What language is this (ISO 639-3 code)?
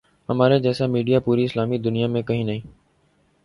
urd